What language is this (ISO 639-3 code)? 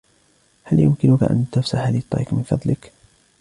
ara